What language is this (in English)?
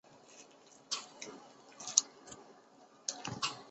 Chinese